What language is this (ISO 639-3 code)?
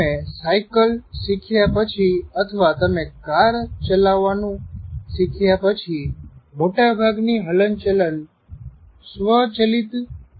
guj